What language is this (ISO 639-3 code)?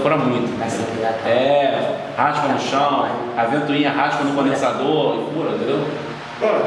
por